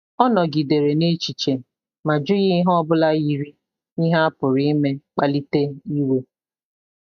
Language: Igbo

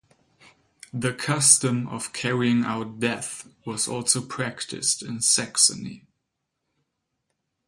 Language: English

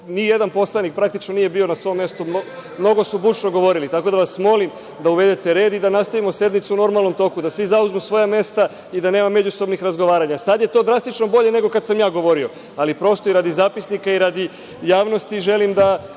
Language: Serbian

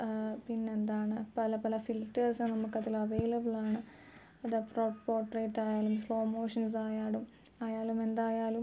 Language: Malayalam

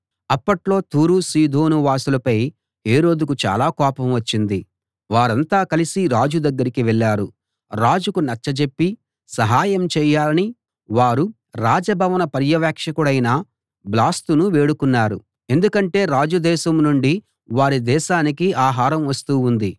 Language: Telugu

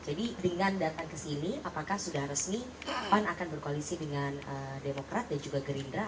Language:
Indonesian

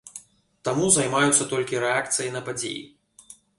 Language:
Belarusian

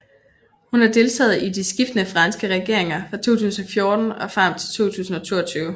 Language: Danish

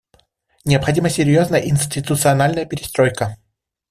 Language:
Russian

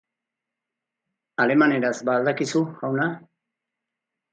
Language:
Basque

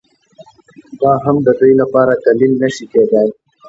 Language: Pashto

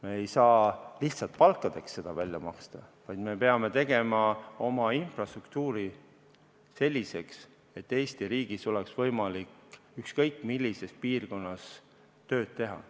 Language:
Estonian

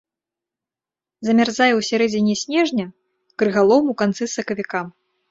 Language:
Belarusian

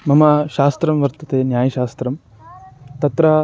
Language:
Sanskrit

